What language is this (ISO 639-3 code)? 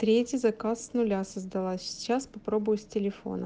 rus